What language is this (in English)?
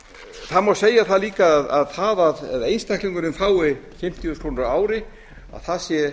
Icelandic